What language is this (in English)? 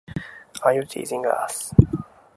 Japanese